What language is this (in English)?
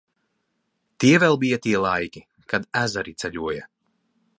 Latvian